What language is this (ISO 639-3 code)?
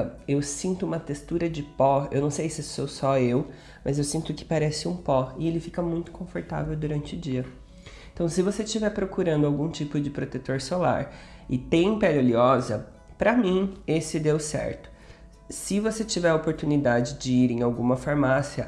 por